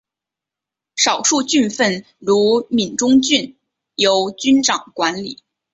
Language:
Chinese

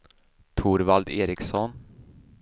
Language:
Swedish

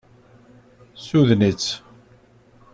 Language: Kabyle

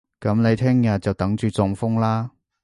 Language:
Cantonese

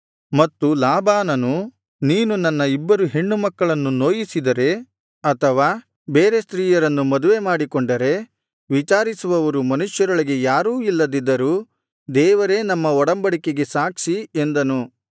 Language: Kannada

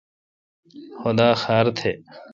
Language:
Kalkoti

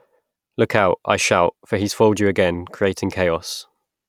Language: English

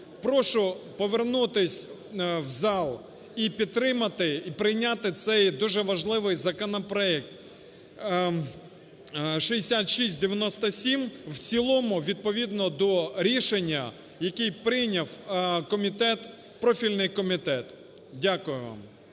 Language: Ukrainian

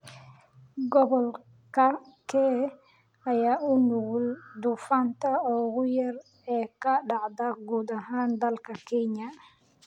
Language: Somali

